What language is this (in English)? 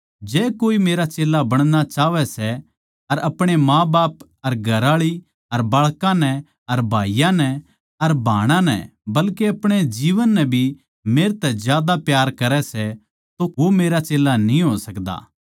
Haryanvi